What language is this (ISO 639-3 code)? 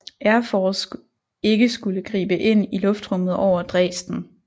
dan